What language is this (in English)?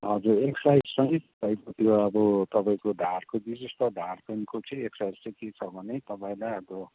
Nepali